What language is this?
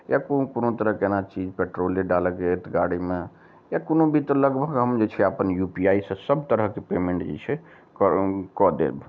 Maithili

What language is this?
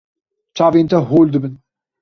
Kurdish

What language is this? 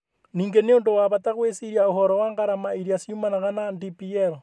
Kikuyu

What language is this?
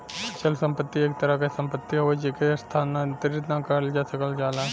Bhojpuri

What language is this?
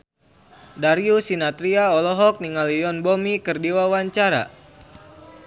Sundanese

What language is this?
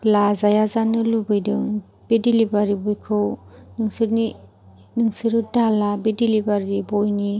Bodo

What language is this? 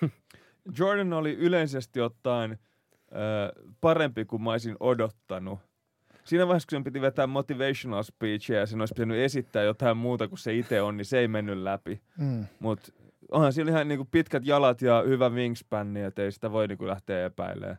Finnish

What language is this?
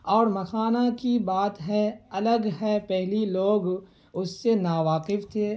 Urdu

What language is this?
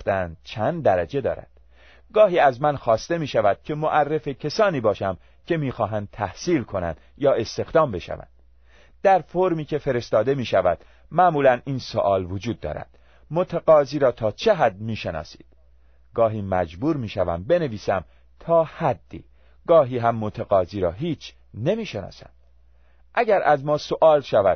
Persian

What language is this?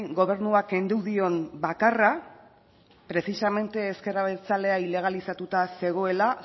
Basque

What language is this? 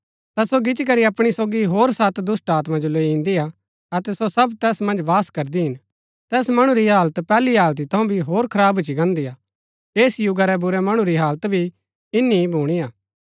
Gaddi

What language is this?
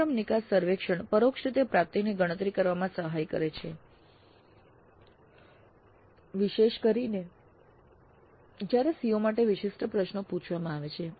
Gujarati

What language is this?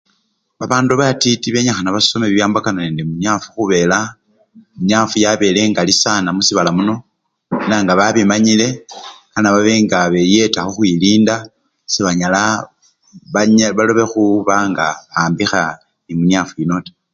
Luyia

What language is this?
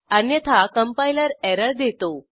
Marathi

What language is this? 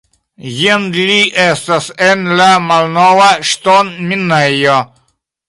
Esperanto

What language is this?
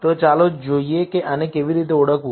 Gujarati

